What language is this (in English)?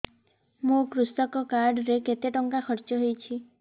Odia